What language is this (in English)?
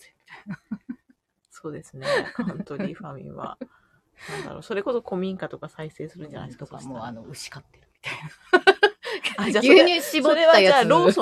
Japanese